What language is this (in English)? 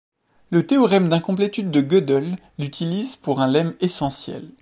French